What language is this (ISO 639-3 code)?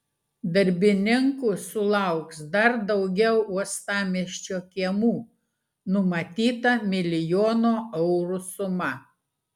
lit